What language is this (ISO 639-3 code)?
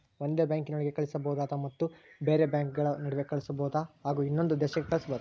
kan